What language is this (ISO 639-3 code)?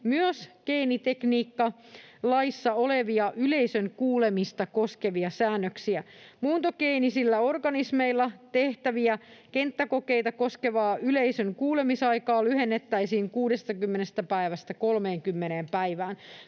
fin